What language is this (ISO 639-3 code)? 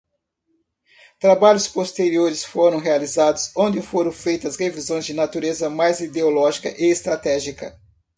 por